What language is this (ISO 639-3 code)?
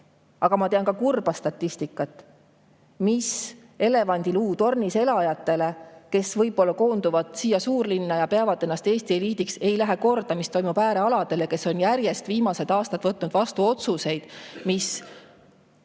est